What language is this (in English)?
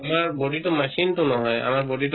Assamese